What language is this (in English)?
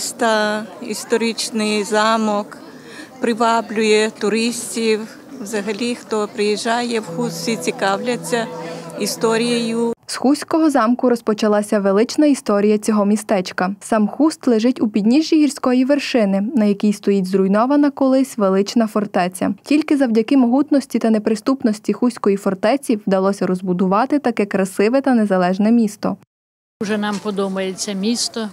Ukrainian